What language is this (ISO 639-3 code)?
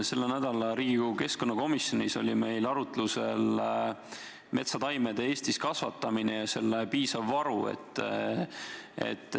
est